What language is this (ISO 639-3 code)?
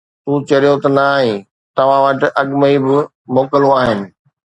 snd